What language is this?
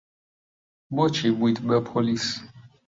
Central Kurdish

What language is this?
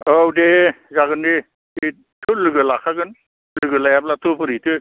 Bodo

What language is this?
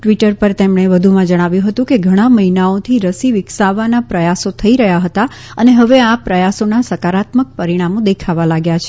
Gujarati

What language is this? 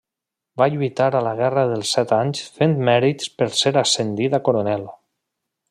Catalan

